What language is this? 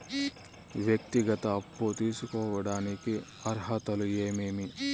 Telugu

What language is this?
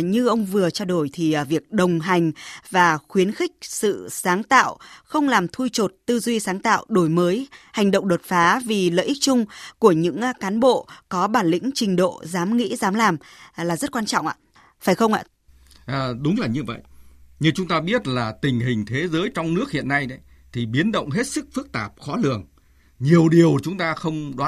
Vietnamese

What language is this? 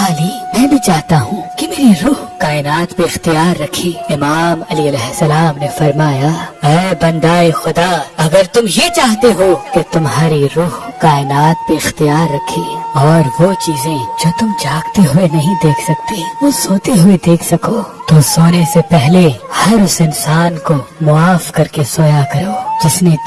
Urdu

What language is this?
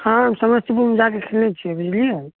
Maithili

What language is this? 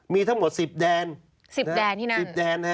Thai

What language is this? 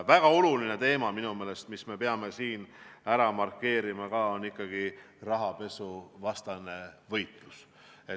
Estonian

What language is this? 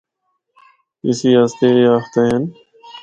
Northern Hindko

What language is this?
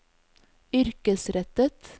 Norwegian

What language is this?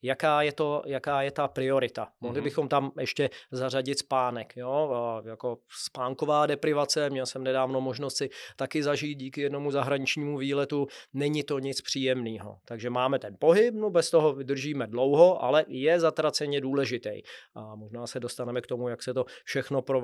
Czech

